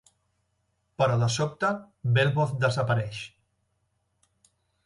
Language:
Catalan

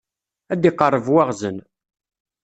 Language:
Kabyle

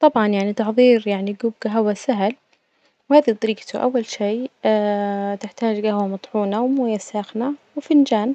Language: Najdi Arabic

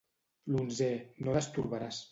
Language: Catalan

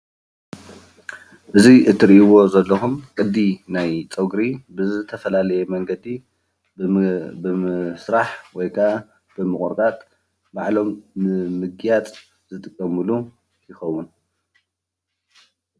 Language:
Tigrinya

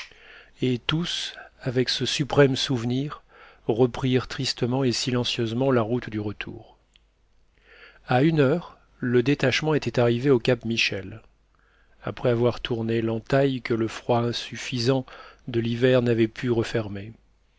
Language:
French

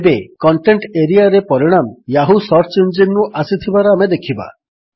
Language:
Odia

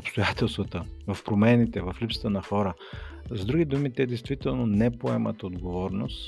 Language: Bulgarian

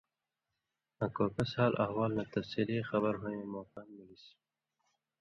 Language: Indus Kohistani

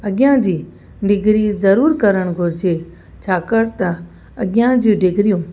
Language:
Sindhi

